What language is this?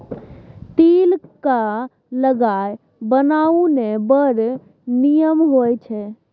Maithili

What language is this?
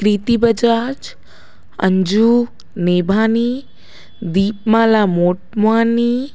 Sindhi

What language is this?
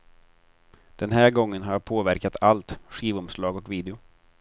Swedish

